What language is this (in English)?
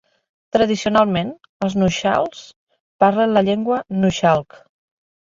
Catalan